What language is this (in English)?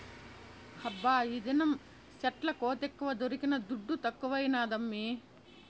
Telugu